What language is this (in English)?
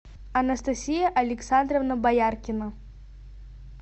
Russian